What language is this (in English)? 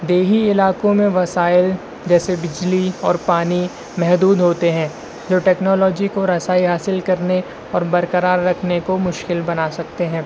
Urdu